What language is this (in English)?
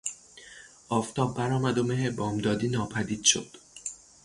Persian